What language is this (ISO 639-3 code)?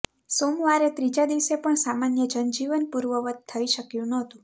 guj